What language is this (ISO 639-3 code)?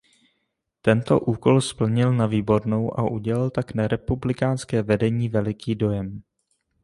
ces